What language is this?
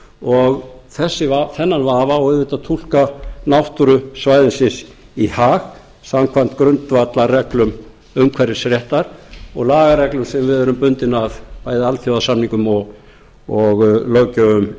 Icelandic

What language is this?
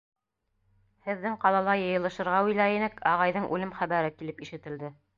Bashkir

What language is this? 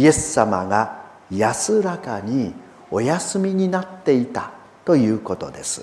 Japanese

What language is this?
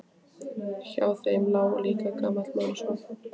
Icelandic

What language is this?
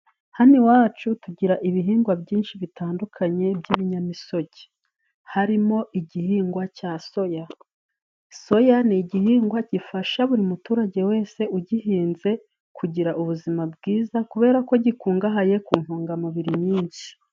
Kinyarwanda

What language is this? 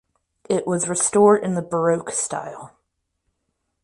English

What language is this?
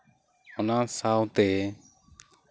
Santali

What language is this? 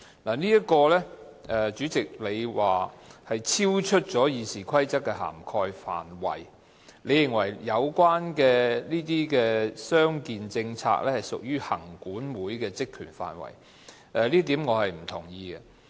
Cantonese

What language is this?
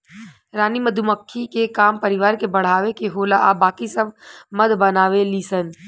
Bhojpuri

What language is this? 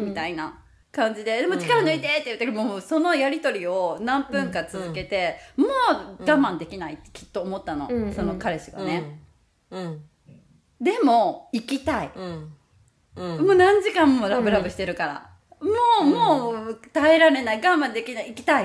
Japanese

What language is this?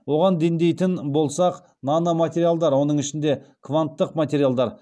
Kazakh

